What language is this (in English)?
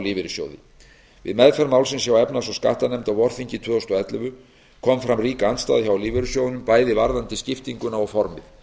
Icelandic